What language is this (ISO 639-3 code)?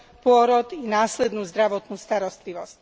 slk